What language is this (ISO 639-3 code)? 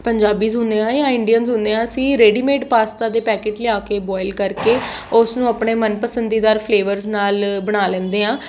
pan